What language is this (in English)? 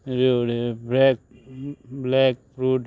Konkani